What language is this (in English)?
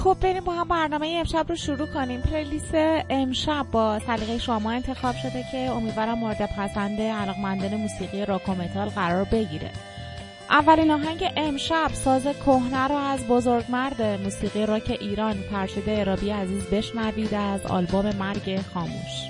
Persian